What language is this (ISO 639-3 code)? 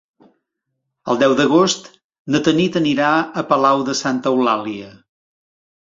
cat